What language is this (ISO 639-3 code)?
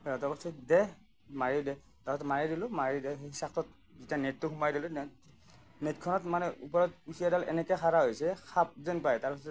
asm